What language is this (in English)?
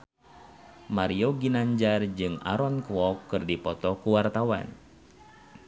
Sundanese